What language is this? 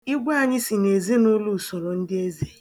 Igbo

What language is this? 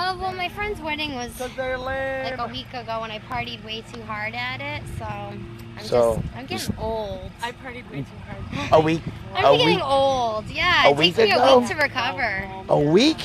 English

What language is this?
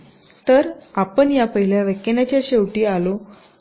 Marathi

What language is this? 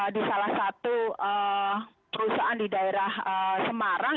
Indonesian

